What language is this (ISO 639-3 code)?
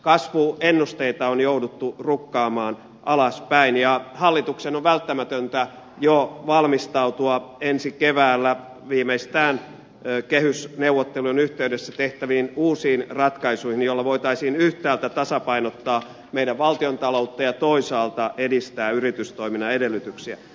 fin